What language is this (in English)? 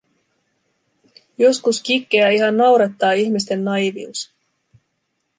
Finnish